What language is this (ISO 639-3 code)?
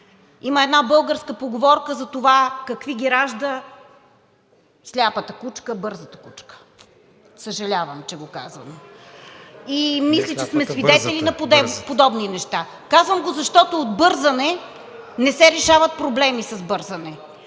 bul